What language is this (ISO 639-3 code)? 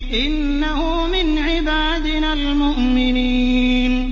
ara